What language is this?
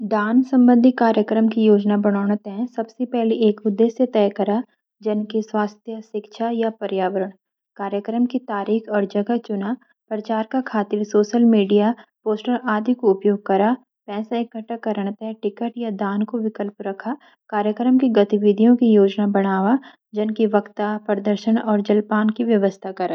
Garhwali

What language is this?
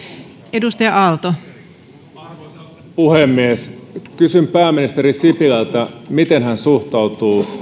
Finnish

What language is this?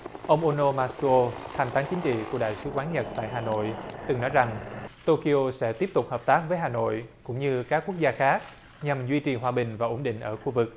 Vietnamese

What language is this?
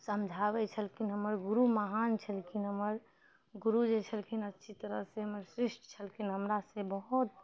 Maithili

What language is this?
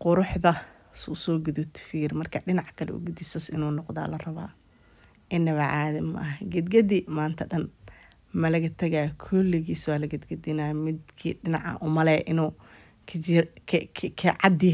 Arabic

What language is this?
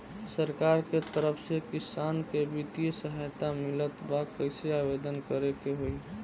Bhojpuri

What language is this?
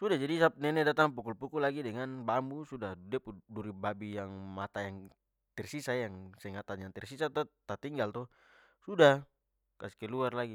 Papuan Malay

